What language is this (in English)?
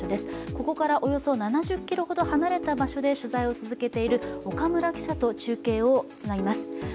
Japanese